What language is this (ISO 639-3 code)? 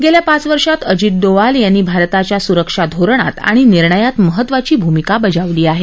mar